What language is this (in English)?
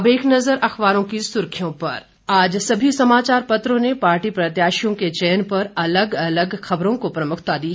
Hindi